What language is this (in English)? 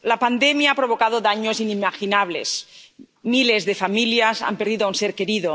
Spanish